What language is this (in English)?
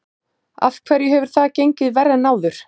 Icelandic